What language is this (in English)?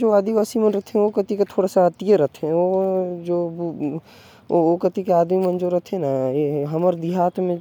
Korwa